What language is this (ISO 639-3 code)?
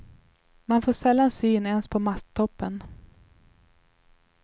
swe